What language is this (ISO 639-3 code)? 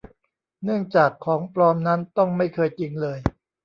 tha